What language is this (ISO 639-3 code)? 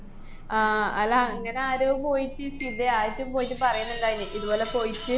mal